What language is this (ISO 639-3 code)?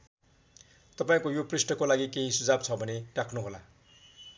nep